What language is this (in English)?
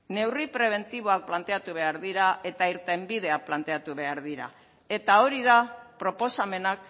Basque